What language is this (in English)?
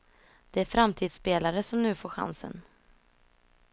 Swedish